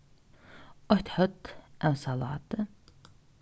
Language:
Faroese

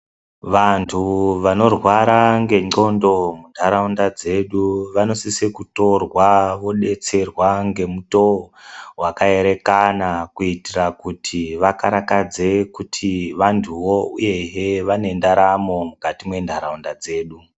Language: Ndau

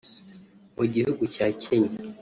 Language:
Kinyarwanda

